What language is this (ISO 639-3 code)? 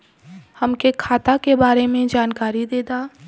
bho